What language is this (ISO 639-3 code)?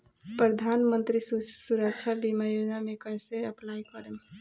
bho